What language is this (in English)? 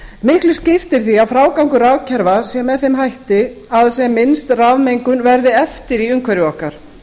Icelandic